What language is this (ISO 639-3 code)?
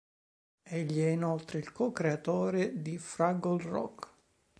ita